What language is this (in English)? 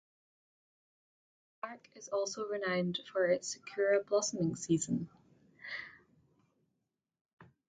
English